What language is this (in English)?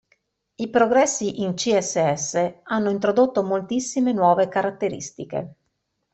Italian